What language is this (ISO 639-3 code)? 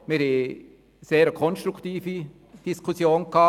gsw